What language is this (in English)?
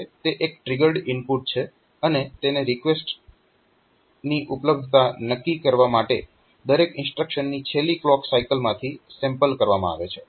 Gujarati